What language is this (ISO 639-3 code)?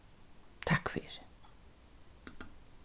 fao